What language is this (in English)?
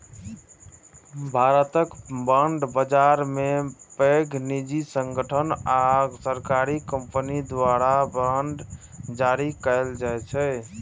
Maithili